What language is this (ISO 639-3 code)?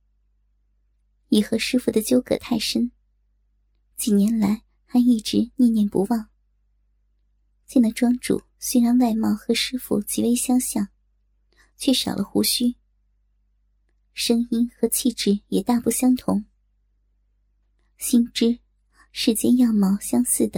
zho